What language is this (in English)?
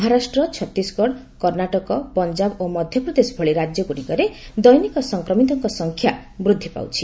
Odia